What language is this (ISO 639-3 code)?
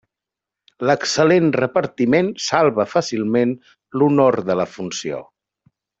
cat